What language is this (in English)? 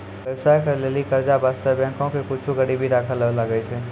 Maithili